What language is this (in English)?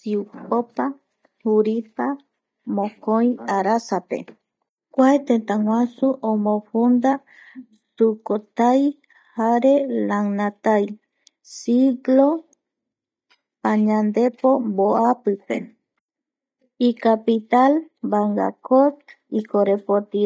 Eastern Bolivian Guaraní